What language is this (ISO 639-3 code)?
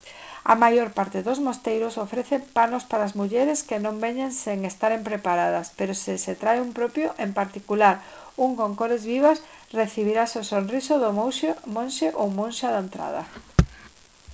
glg